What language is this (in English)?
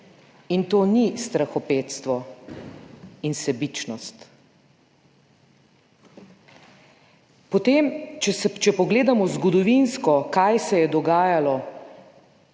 Slovenian